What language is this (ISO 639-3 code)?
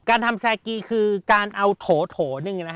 tha